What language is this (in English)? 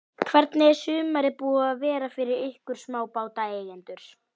Icelandic